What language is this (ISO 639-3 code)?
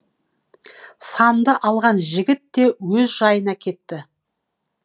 kaz